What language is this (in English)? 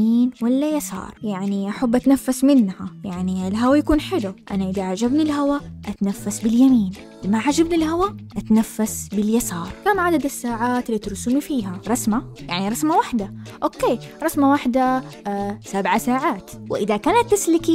Arabic